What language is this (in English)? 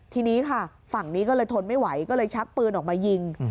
Thai